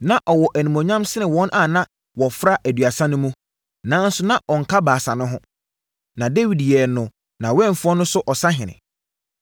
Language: Akan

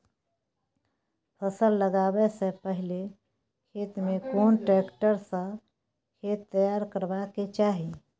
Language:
Maithili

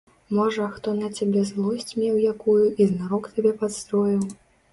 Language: Belarusian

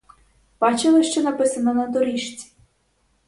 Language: Ukrainian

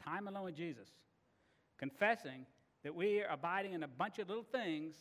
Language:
English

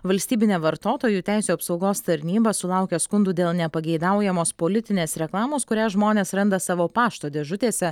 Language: Lithuanian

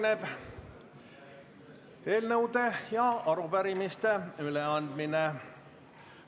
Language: Estonian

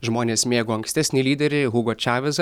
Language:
Lithuanian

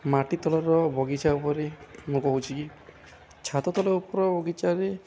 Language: Odia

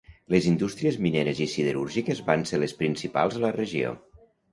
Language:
Catalan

